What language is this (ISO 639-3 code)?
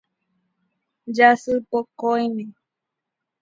grn